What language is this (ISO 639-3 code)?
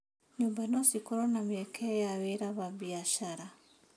kik